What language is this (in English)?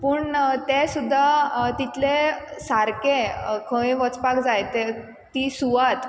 Konkani